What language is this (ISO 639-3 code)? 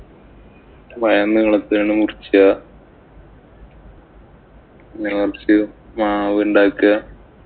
mal